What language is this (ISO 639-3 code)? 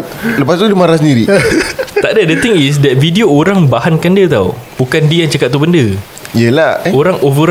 msa